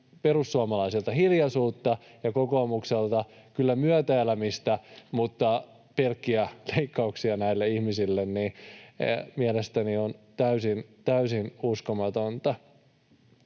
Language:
Finnish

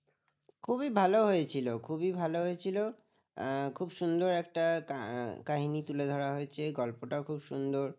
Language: Bangla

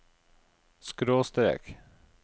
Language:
Norwegian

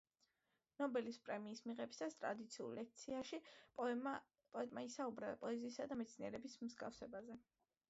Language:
Georgian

